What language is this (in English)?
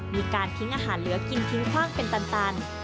Thai